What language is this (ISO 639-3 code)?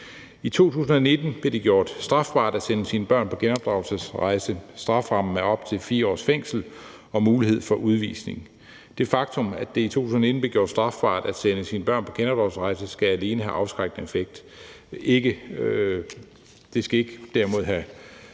dan